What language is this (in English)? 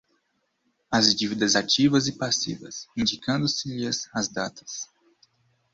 Portuguese